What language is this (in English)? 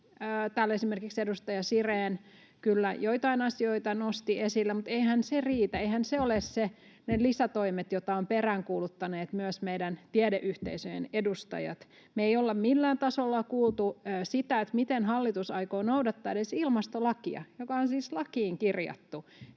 Finnish